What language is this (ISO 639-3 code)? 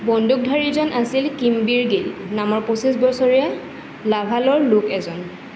asm